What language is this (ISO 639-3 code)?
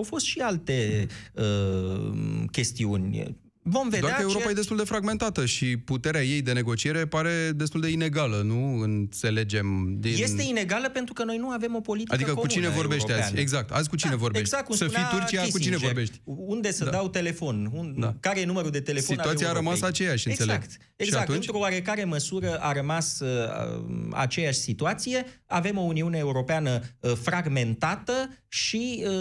ron